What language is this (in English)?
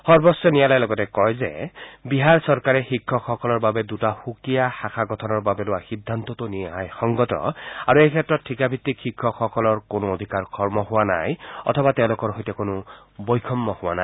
Assamese